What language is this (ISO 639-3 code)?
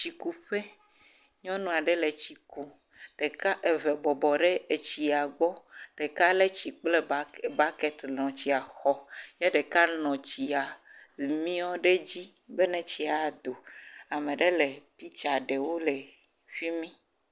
ewe